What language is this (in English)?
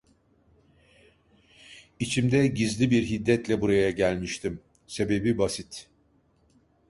Turkish